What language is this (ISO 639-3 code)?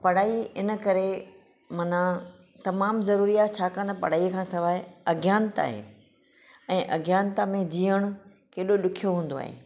snd